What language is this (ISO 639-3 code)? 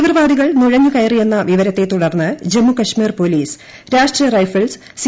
mal